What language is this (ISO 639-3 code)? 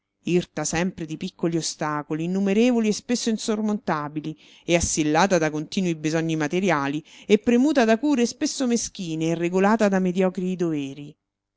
ita